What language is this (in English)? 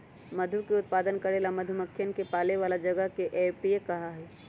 Magahi